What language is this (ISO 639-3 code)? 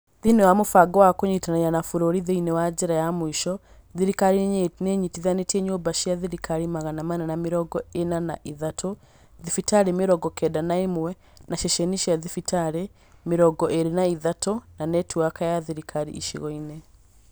kik